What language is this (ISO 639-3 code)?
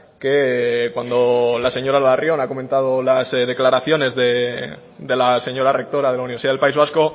spa